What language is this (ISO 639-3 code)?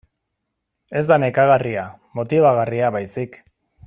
eus